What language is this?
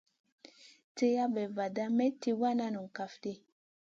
Masana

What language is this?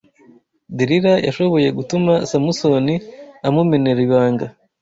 Kinyarwanda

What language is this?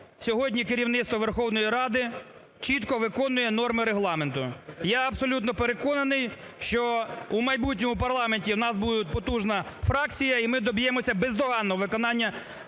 Ukrainian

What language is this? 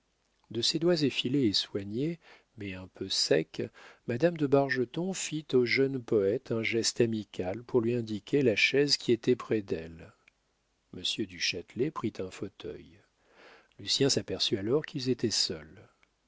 French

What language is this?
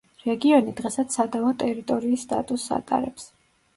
Georgian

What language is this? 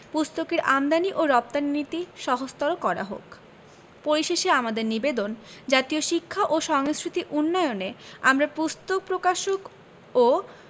Bangla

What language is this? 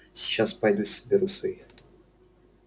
Russian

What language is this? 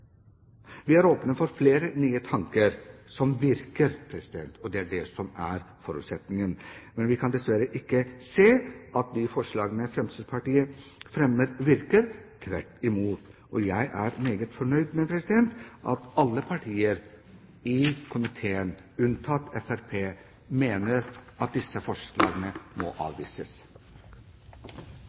Norwegian Bokmål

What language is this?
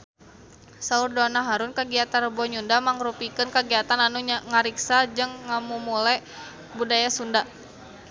Sundanese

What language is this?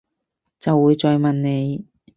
Cantonese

